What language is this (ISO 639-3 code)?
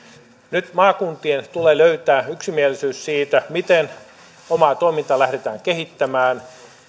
fin